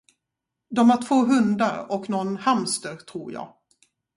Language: Swedish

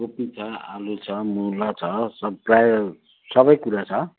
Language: Nepali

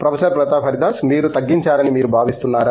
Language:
Telugu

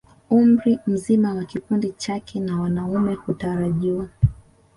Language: Swahili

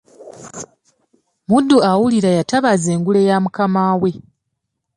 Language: Ganda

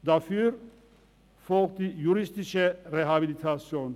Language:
Swiss German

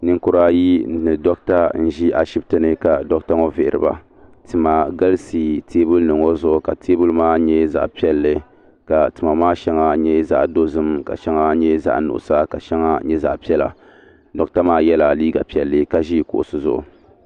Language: Dagbani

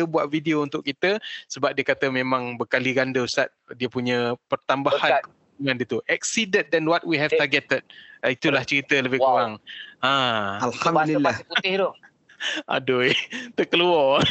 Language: Malay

